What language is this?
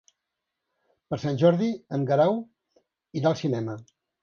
Catalan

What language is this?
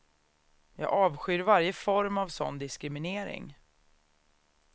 Swedish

